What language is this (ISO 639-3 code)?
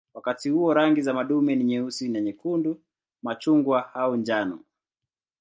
swa